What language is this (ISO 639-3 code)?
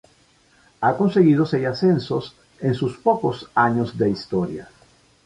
spa